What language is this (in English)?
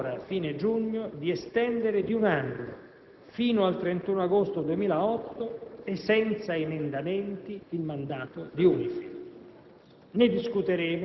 Italian